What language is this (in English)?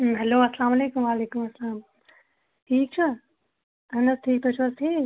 Kashmiri